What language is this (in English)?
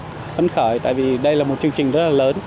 Vietnamese